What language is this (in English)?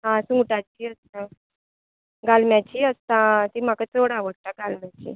Konkani